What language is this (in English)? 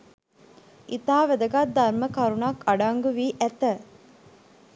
Sinhala